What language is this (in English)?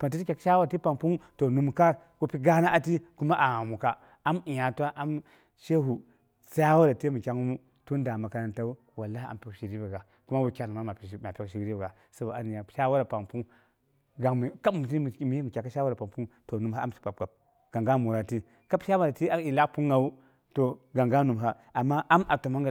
Boghom